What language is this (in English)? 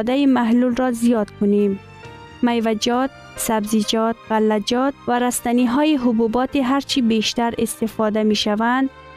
Persian